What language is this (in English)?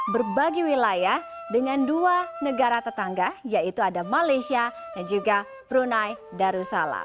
Indonesian